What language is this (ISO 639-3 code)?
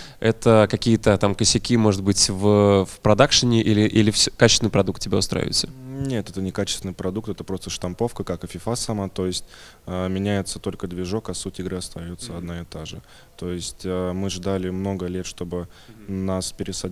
rus